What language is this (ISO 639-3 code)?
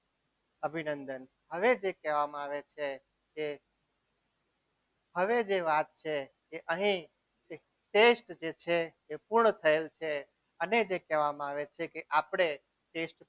guj